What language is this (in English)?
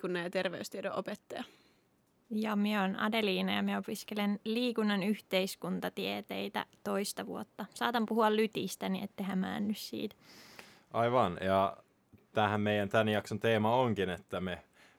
Finnish